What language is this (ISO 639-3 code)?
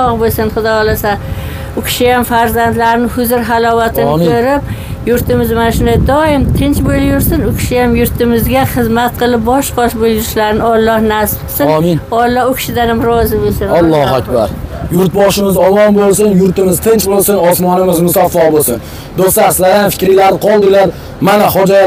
tur